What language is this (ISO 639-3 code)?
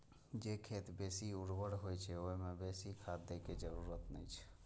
mai